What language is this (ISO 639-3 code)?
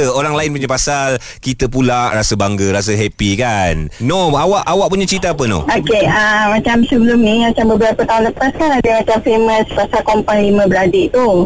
msa